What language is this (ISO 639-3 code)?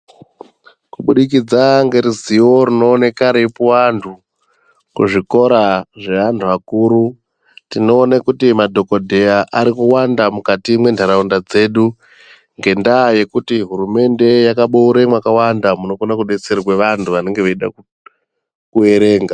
ndc